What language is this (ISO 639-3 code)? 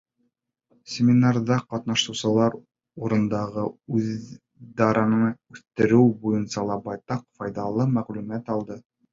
bak